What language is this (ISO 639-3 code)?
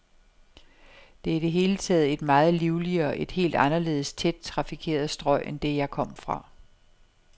dan